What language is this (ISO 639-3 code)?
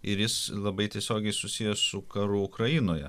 lit